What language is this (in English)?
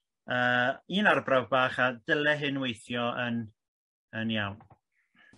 Welsh